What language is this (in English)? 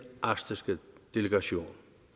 Danish